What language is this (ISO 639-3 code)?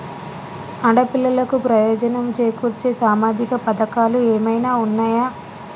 tel